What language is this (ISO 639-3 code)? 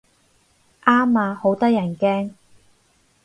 yue